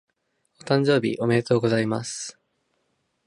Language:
Japanese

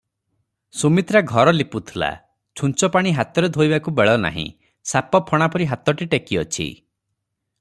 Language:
Odia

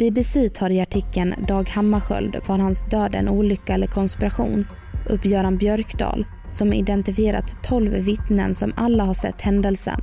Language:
Swedish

